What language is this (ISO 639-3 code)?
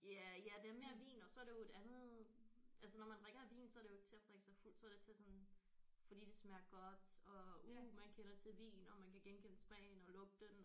dan